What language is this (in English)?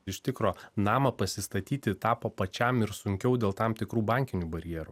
Lithuanian